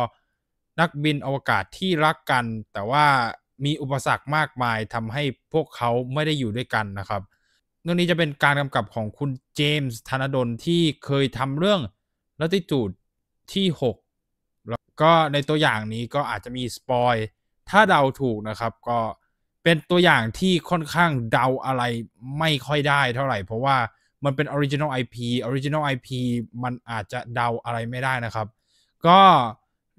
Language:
Thai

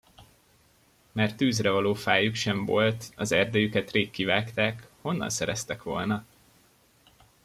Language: Hungarian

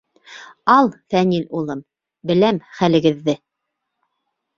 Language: Bashkir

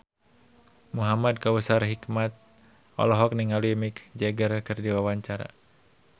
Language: Sundanese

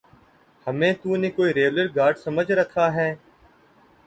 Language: Urdu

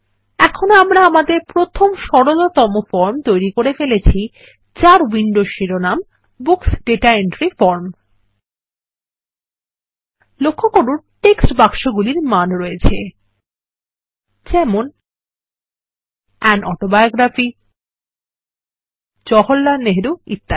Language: Bangla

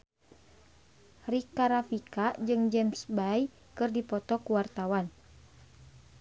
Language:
Sundanese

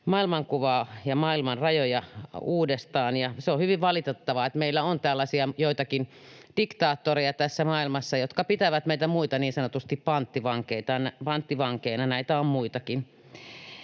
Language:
Finnish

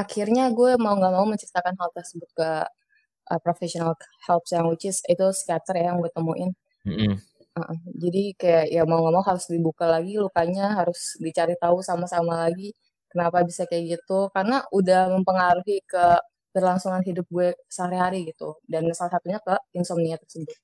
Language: Indonesian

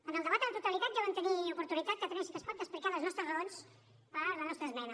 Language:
Catalan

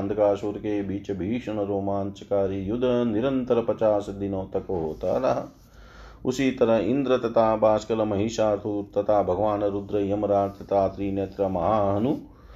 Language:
Hindi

